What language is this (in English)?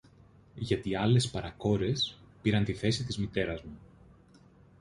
Greek